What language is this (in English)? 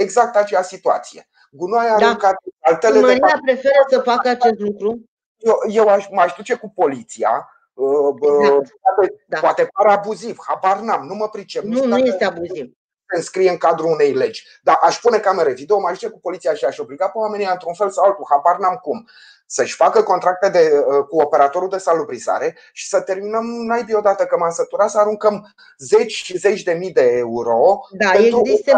Romanian